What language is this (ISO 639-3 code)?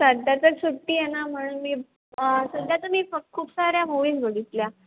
mar